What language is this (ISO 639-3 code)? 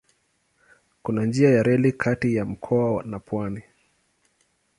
swa